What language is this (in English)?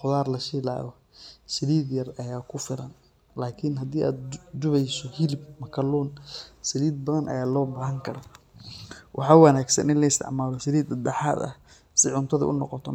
Somali